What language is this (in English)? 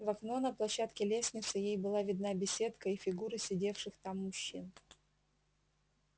Russian